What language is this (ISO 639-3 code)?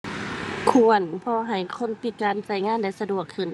tha